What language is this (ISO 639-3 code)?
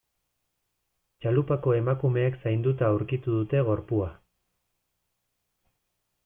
eus